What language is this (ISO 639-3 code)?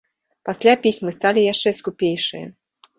bel